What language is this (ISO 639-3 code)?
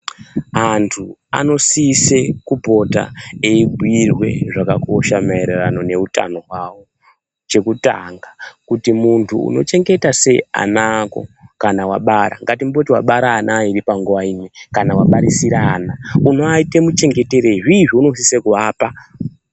ndc